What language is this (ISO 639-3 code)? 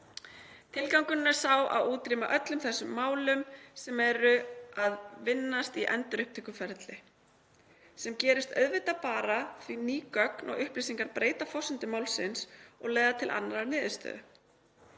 isl